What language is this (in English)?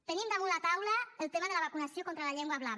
Catalan